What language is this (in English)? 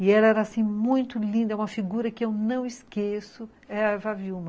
Portuguese